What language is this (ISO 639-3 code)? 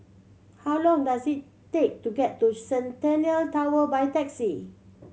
eng